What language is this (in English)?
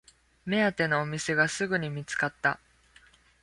Japanese